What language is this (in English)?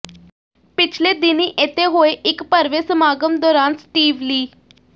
Punjabi